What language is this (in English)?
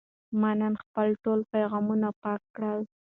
Pashto